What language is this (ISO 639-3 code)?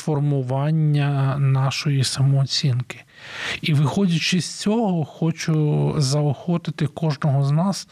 ukr